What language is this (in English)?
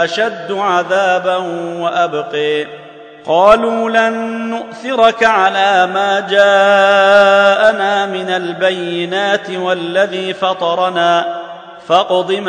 Arabic